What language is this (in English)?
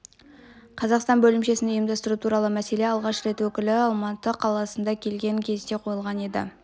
Kazakh